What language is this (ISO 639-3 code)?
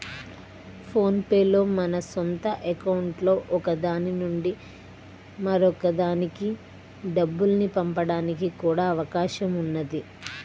tel